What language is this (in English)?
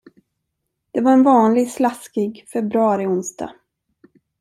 Swedish